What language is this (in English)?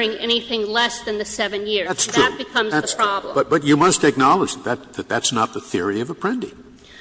English